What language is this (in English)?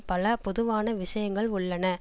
Tamil